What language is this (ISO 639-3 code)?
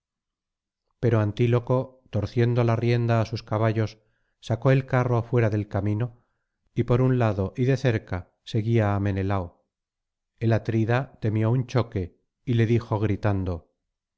spa